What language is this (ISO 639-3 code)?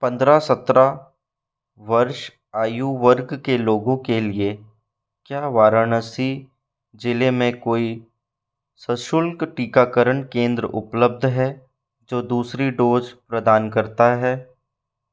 hin